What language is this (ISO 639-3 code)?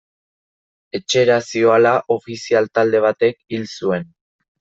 eus